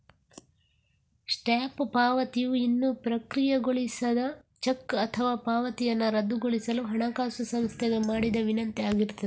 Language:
Kannada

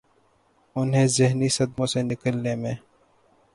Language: Urdu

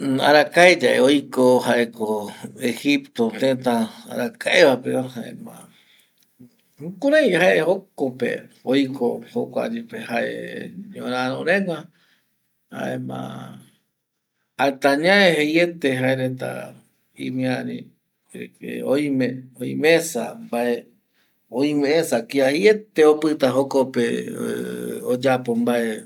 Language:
Eastern Bolivian Guaraní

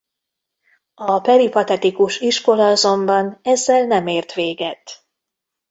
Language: Hungarian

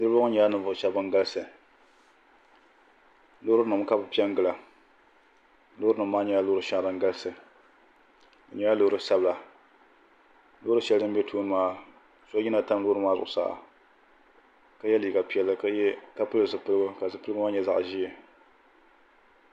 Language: Dagbani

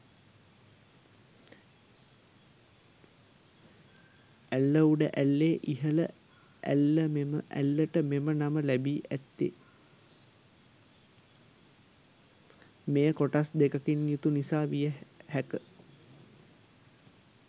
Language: Sinhala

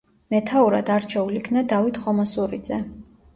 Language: Georgian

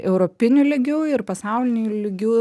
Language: Lithuanian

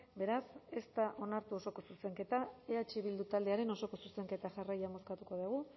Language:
Basque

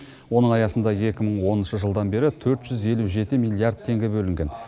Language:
Kazakh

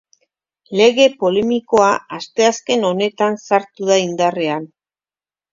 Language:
Basque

